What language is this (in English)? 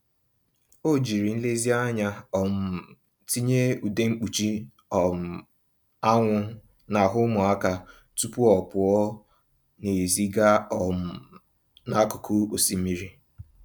Igbo